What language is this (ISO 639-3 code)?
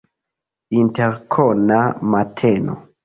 epo